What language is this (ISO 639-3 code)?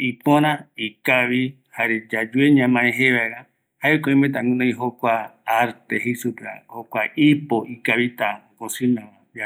gui